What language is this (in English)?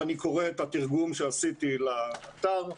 Hebrew